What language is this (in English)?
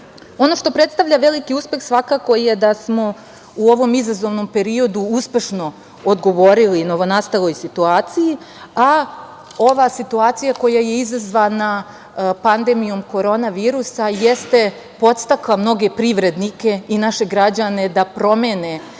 Serbian